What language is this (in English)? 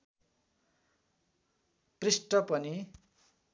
Nepali